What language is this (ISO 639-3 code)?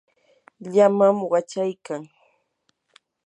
qur